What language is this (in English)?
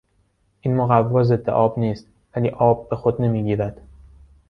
Persian